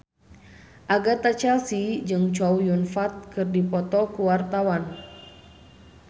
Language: Sundanese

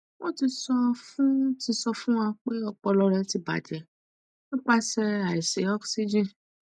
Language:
Yoruba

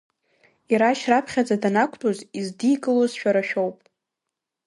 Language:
Abkhazian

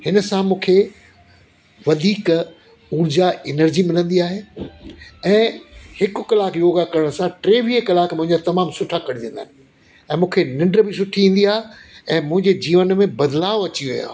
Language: Sindhi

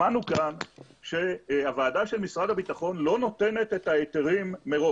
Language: Hebrew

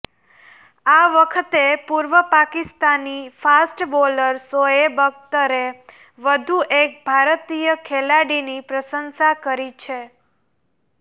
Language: Gujarati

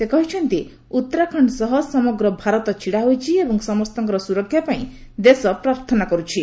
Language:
Odia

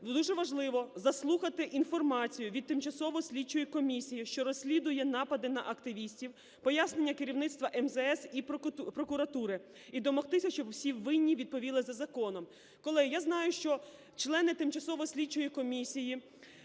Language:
Ukrainian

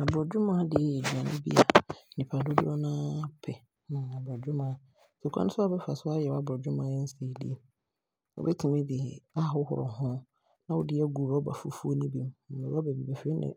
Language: Abron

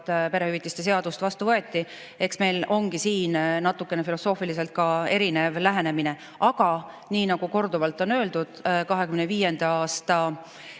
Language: Estonian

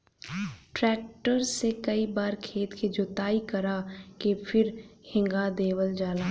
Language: Bhojpuri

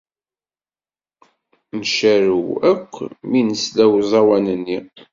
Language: Kabyle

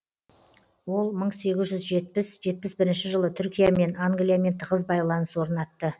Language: Kazakh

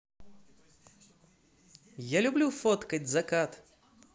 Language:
Russian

